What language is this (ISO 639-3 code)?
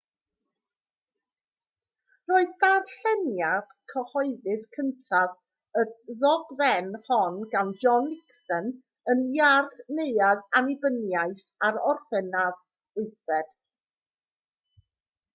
cym